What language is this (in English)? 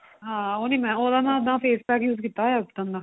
Punjabi